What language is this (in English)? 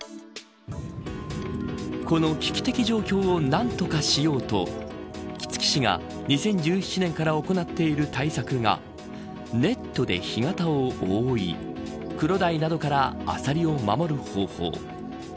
Japanese